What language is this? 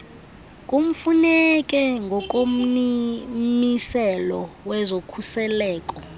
Xhosa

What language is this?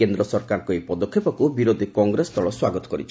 Odia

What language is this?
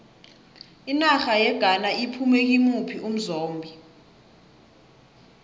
South Ndebele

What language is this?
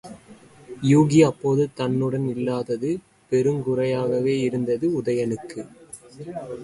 Tamil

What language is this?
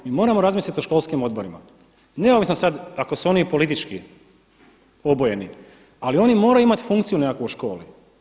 Croatian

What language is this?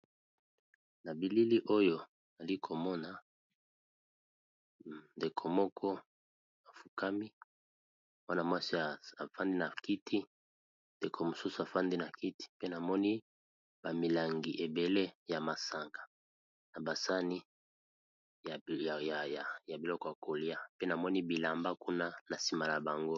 Lingala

